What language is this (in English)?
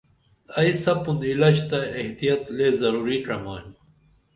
Dameli